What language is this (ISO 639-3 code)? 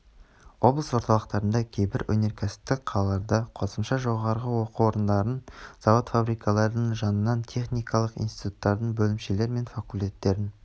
kaz